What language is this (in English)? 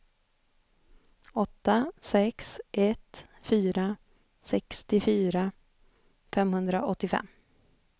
Swedish